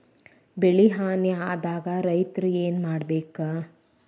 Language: Kannada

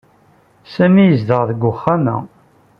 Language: Kabyle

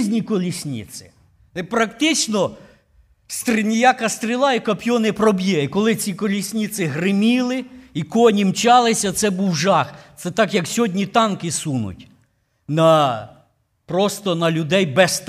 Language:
Ukrainian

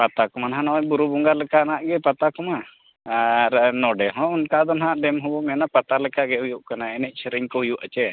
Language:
Santali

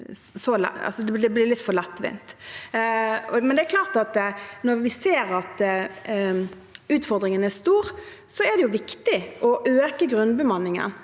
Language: Norwegian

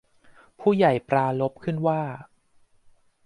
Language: Thai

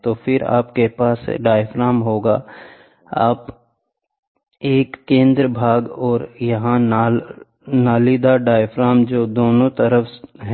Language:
Hindi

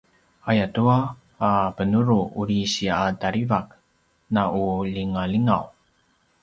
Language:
Paiwan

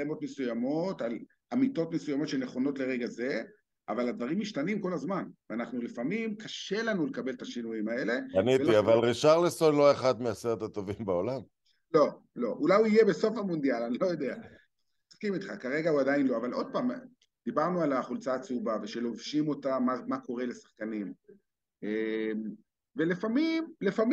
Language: Hebrew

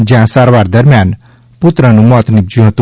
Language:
Gujarati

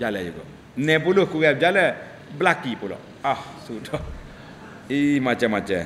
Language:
Malay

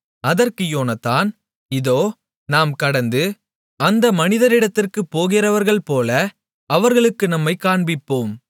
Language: Tamil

